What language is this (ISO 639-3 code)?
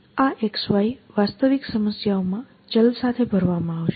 guj